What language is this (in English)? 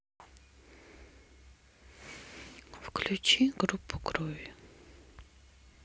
Russian